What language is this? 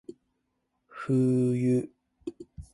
Japanese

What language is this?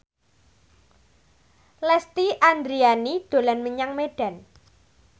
Javanese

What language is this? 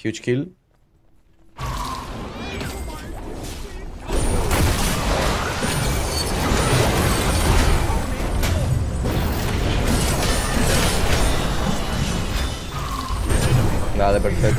Spanish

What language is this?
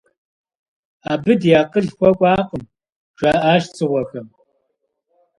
Kabardian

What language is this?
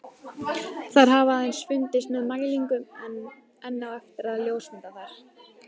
Icelandic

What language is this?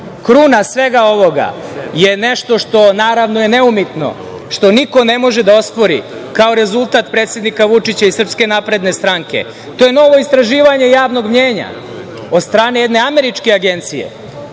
Serbian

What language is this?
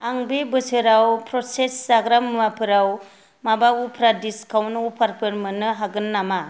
Bodo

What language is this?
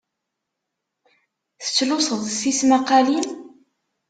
Kabyle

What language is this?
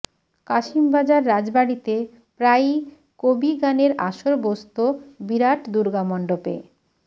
Bangla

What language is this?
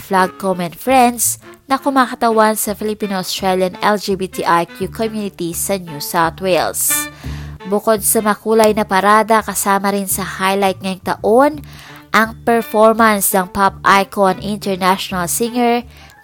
Filipino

